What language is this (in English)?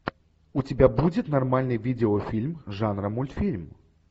Russian